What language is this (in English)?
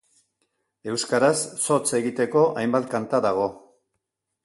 Basque